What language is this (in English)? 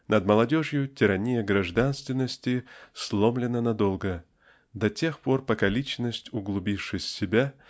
Russian